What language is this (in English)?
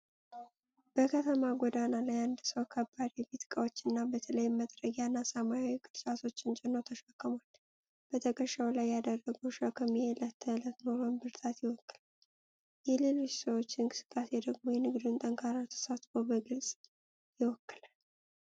Amharic